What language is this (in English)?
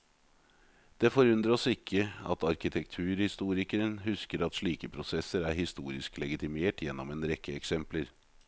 Norwegian